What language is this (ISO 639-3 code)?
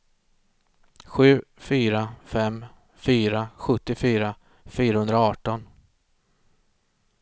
swe